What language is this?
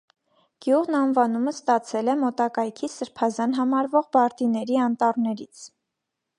Armenian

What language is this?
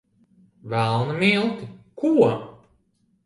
Latvian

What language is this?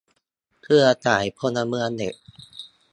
Thai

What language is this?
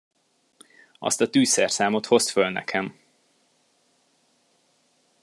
Hungarian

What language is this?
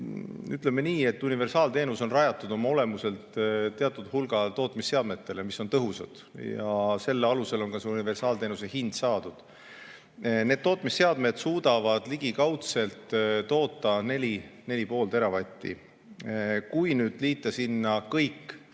Estonian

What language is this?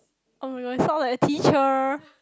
English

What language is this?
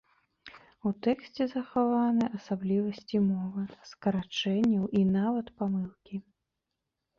Belarusian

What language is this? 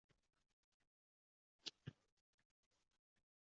Uzbek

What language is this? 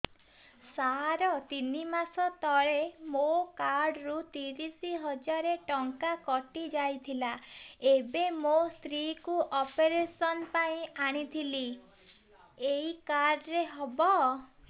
Odia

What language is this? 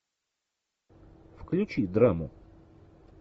Russian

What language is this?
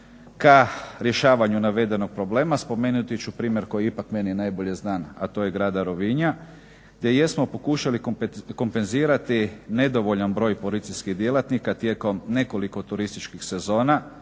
Croatian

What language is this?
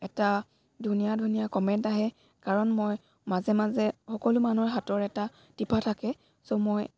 Assamese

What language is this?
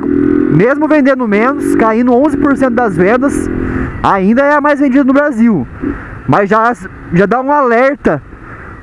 Portuguese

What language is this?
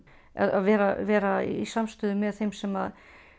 Icelandic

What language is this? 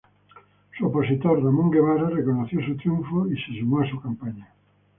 Spanish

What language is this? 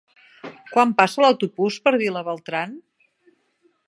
Catalan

